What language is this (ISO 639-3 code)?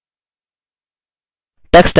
hin